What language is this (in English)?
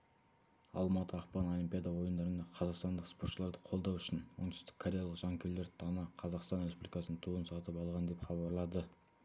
Kazakh